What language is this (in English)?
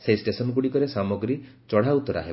Odia